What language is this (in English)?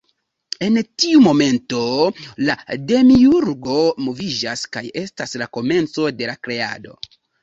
Esperanto